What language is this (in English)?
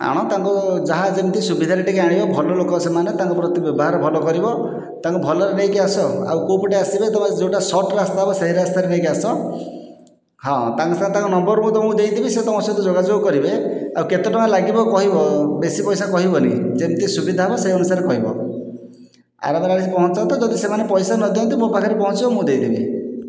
Odia